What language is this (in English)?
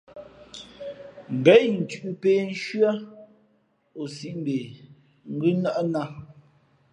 Fe'fe'